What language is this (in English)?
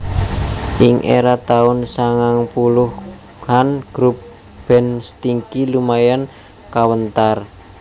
Javanese